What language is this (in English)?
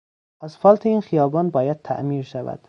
Persian